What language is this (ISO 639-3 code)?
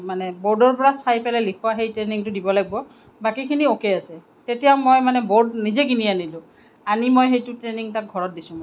asm